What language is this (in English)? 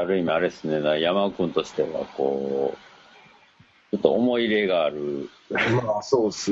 Japanese